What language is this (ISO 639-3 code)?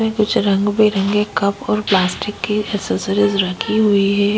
hin